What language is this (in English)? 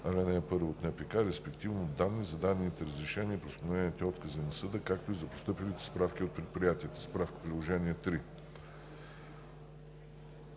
Bulgarian